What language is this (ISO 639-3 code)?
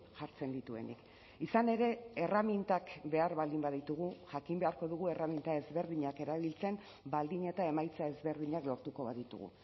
eus